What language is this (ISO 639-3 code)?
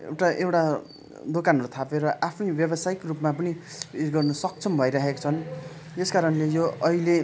nep